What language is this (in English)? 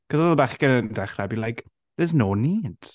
Welsh